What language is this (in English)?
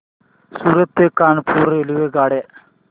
Marathi